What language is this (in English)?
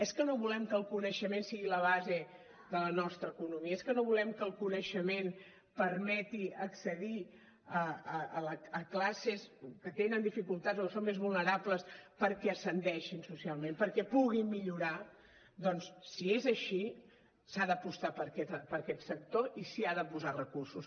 Catalan